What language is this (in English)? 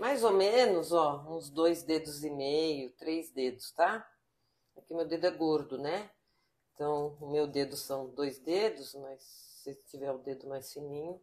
Portuguese